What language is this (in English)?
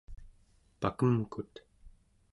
Central Yupik